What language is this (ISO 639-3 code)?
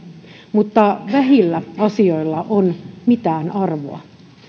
fin